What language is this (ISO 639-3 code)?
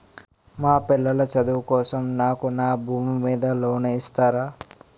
tel